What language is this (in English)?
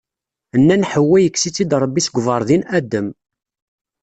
Kabyle